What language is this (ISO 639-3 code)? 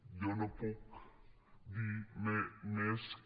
cat